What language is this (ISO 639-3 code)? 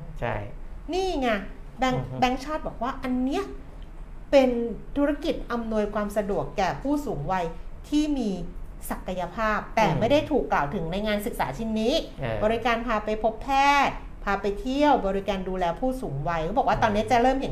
tha